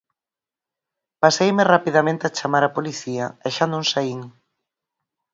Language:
Galician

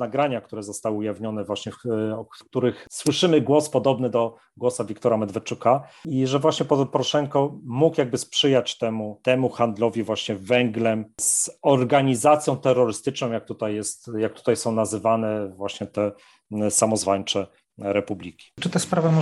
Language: Polish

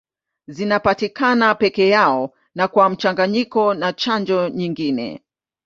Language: Swahili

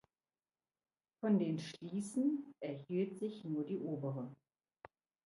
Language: German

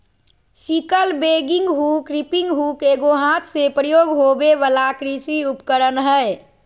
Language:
Magahi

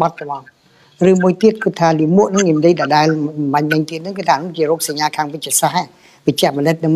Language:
Vietnamese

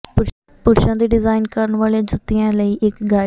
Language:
Punjabi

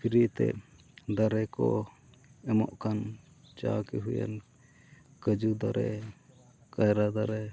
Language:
Santali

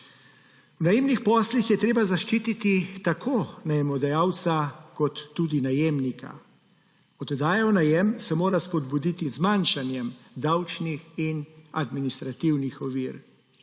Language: Slovenian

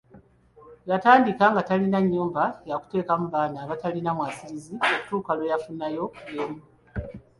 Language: Ganda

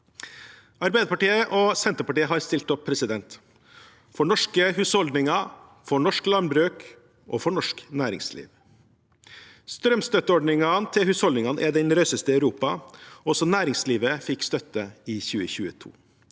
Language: Norwegian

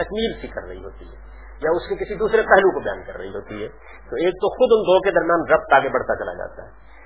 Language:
Urdu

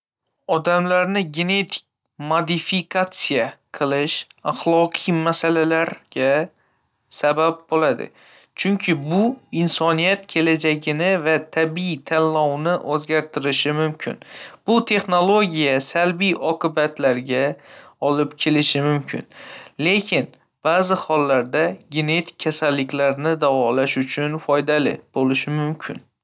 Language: Uzbek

